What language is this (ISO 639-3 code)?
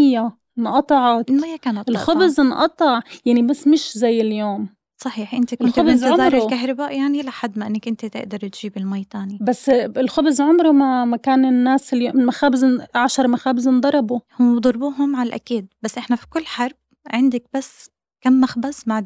ara